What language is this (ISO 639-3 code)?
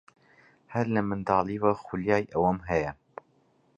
ckb